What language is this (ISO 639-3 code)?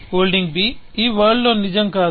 tel